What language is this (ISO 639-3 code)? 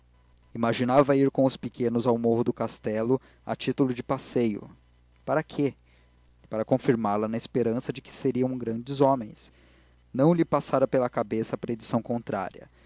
por